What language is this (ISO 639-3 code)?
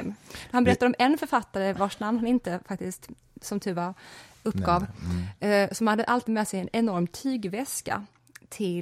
swe